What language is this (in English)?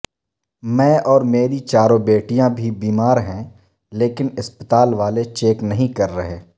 Urdu